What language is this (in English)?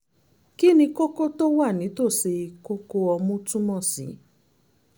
Yoruba